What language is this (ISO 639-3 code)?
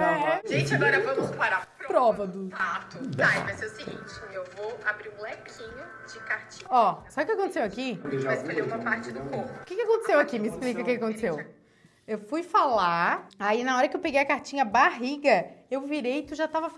por